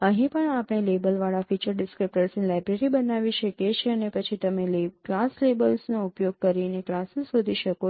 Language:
Gujarati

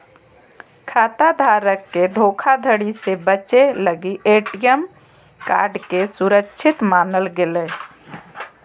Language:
Magahi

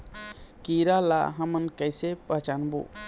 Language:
Chhattisgarhi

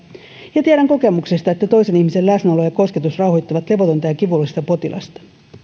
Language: Finnish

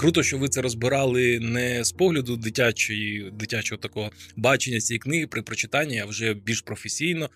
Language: Ukrainian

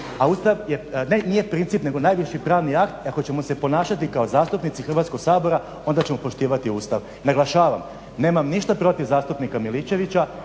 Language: Croatian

